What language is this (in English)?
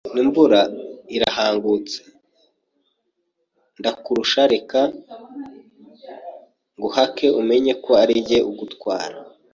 Kinyarwanda